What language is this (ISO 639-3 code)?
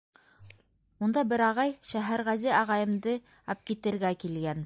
bak